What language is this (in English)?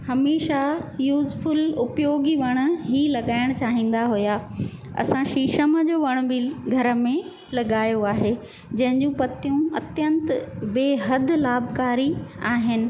Sindhi